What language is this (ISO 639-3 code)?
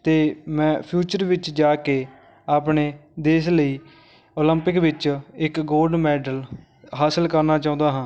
pan